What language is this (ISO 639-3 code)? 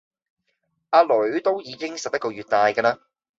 yue